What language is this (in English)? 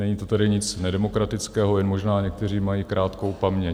Czech